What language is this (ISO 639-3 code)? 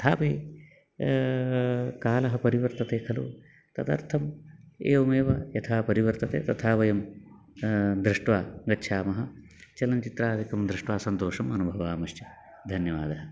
san